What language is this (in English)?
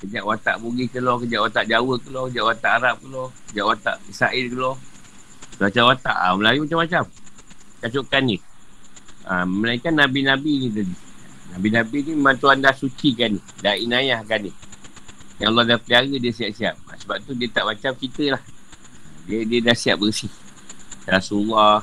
Malay